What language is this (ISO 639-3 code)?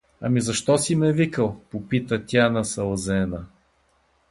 bul